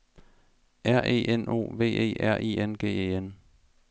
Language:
Danish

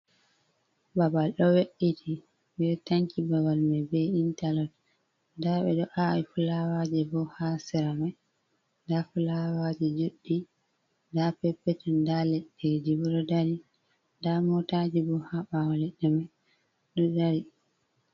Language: Fula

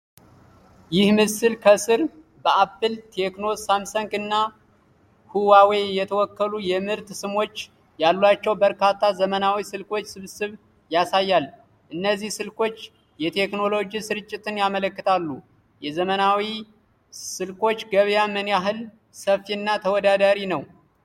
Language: Amharic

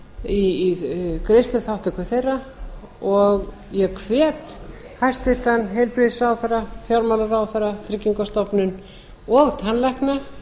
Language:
Icelandic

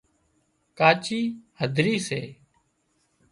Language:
Wadiyara Koli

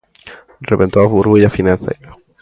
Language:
Galician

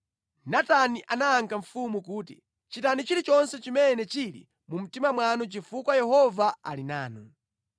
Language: Nyanja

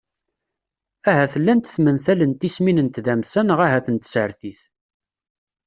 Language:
Kabyle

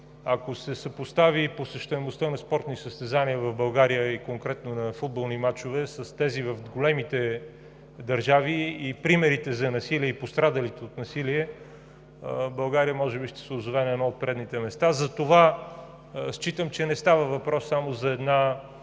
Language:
Bulgarian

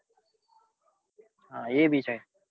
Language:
Gujarati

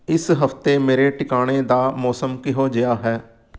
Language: Punjabi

